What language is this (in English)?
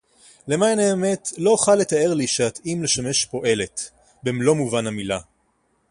Hebrew